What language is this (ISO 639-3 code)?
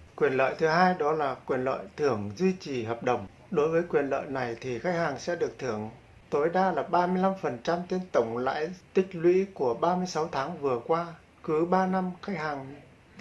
vie